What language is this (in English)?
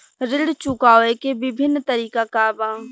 Bhojpuri